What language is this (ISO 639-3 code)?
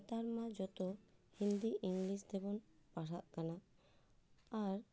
sat